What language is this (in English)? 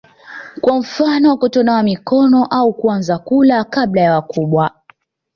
Swahili